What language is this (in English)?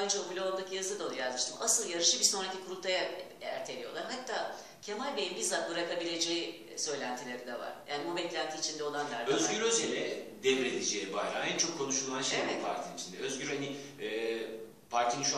Turkish